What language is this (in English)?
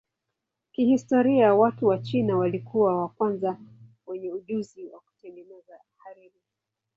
Swahili